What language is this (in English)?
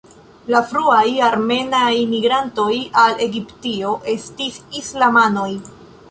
Esperanto